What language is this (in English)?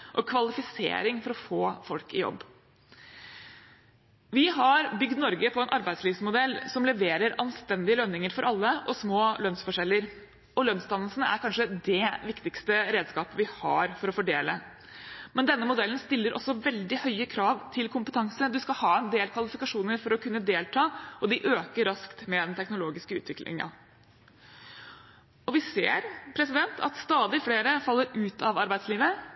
Norwegian Bokmål